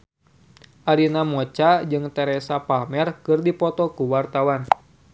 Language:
Sundanese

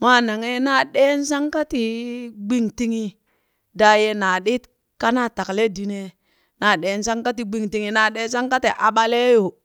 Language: Burak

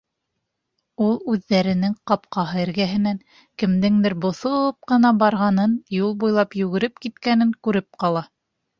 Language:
Bashkir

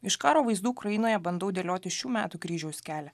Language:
Lithuanian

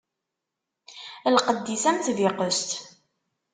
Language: Kabyle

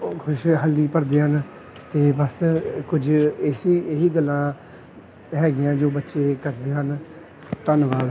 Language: Punjabi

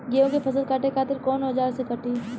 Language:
Bhojpuri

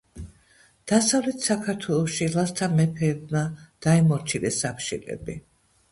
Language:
Georgian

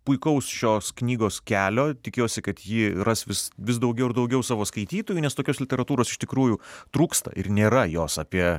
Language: Lithuanian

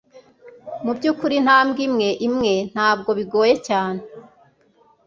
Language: Kinyarwanda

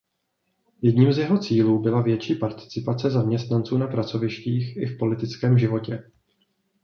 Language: Czech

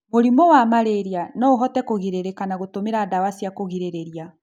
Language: Kikuyu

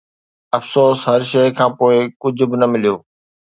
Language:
Sindhi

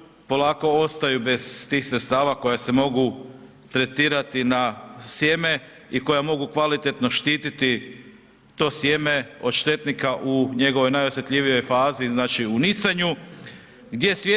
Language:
Croatian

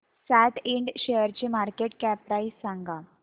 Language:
Marathi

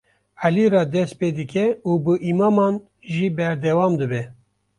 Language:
Kurdish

